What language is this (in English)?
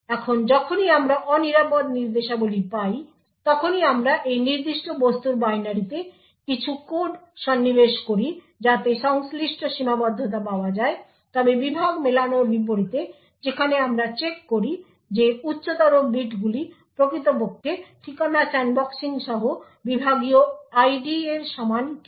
Bangla